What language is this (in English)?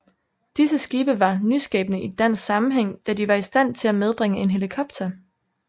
Danish